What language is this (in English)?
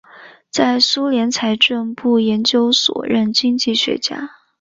Chinese